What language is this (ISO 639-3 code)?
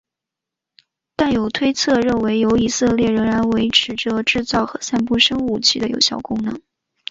zho